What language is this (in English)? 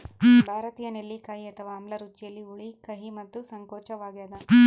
Kannada